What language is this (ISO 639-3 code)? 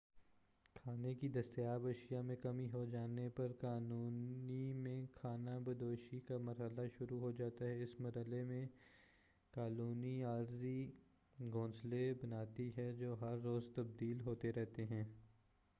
urd